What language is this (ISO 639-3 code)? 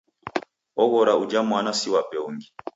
dav